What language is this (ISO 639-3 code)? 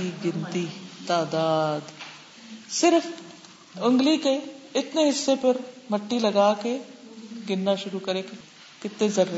urd